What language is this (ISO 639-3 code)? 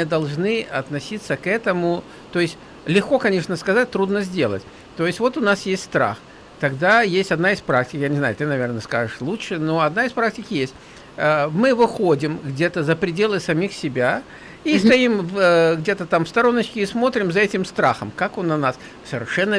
rus